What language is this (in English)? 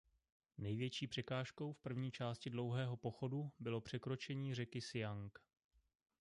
Czech